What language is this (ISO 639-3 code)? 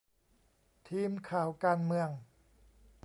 tha